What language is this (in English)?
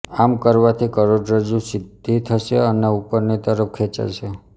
Gujarati